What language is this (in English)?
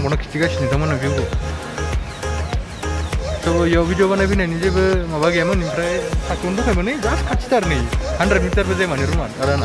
English